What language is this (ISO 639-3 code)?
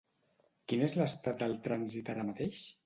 cat